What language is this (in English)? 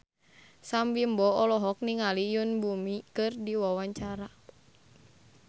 Sundanese